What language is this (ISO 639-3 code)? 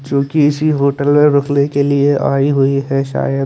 hin